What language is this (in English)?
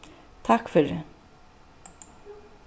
Faroese